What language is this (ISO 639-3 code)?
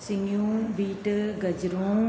snd